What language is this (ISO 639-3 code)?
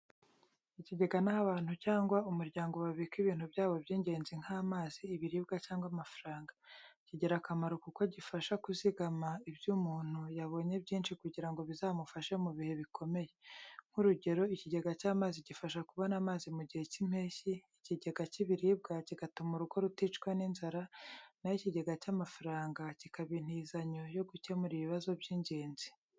kin